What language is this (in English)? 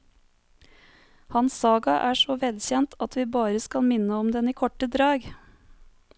Norwegian